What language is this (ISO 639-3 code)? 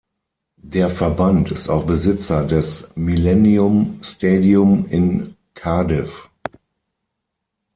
deu